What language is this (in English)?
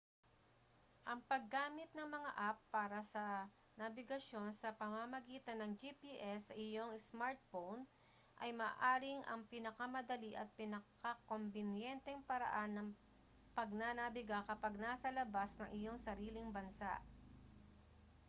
Filipino